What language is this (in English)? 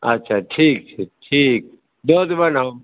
Maithili